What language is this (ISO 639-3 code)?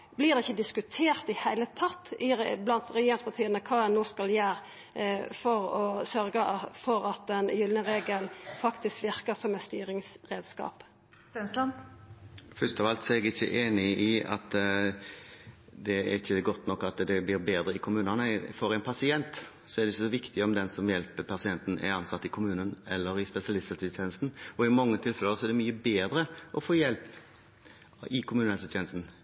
nor